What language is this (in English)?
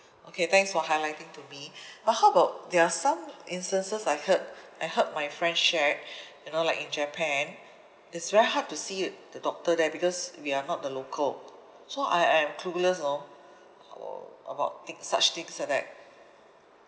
English